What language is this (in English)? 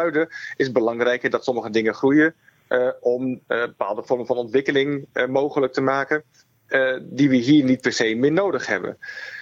Dutch